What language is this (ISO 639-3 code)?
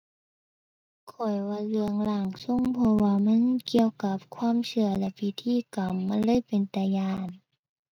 tha